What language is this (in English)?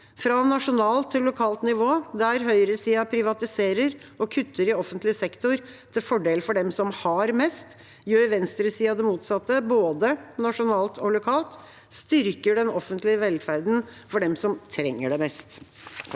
Norwegian